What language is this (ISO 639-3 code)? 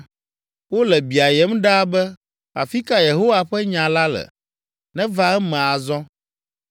ewe